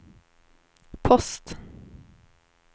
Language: Swedish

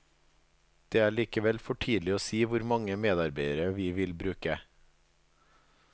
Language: Norwegian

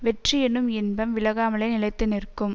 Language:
Tamil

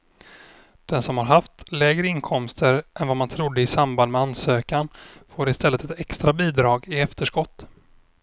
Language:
Swedish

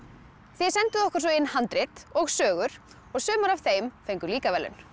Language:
Icelandic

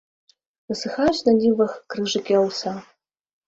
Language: Belarusian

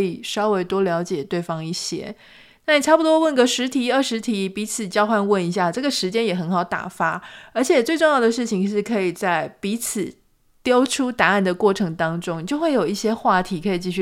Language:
Chinese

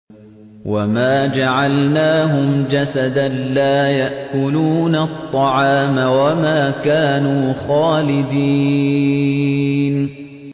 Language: Arabic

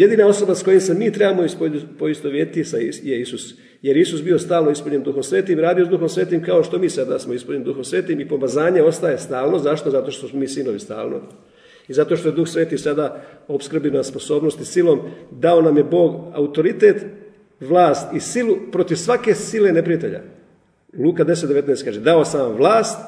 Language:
Croatian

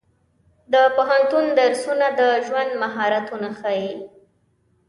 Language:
Pashto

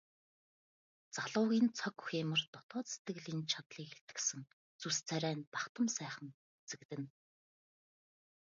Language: Mongolian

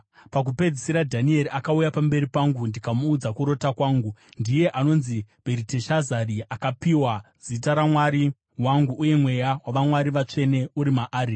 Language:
Shona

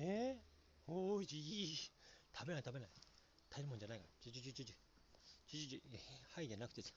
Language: Japanese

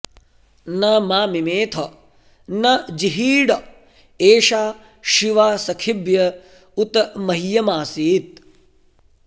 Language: Sanskrit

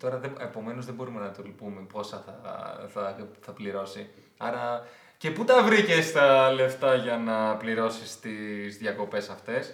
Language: Greek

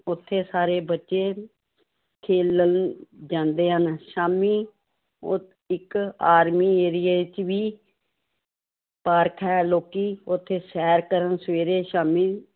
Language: Punjabi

